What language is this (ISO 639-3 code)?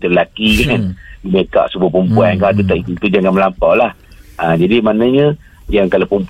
msa